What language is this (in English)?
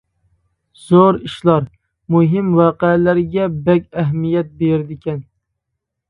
Uyghur